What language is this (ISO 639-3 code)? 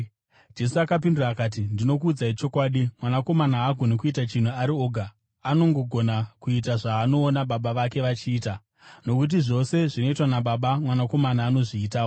sna